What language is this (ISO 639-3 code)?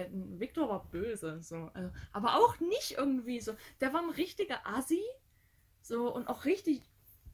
deu